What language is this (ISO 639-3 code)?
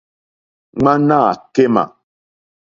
bri